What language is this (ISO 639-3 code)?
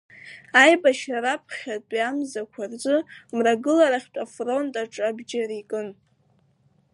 abk